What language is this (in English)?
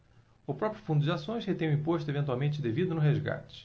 Portuguese